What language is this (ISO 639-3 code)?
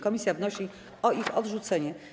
pol